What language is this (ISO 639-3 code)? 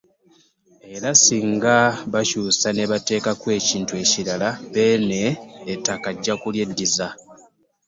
lug